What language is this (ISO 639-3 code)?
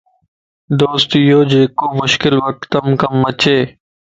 lss